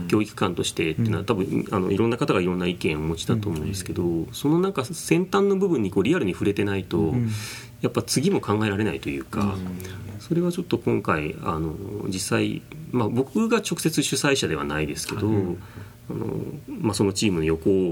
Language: Japanese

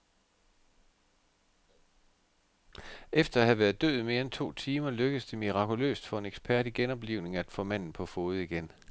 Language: Danish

